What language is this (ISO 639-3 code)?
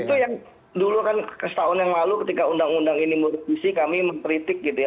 ind